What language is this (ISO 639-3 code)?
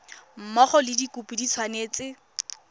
tsn